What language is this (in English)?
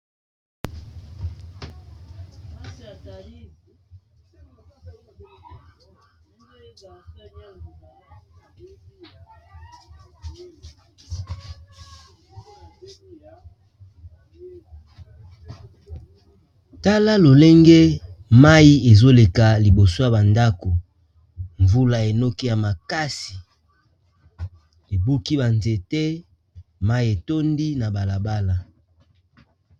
Lingala